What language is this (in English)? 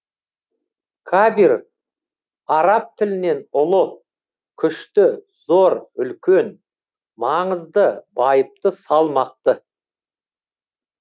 Kazakh